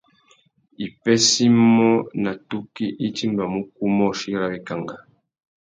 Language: Tuki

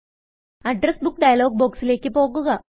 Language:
Malayalam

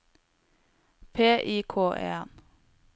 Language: Norwegian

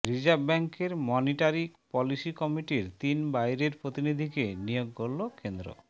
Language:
Bangla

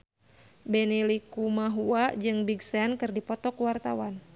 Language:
Sundanese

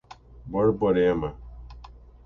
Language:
Portuguese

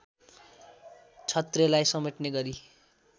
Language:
Nepali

